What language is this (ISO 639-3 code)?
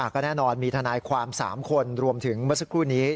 tha